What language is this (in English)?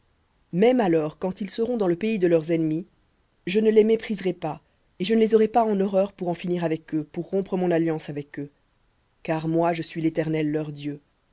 French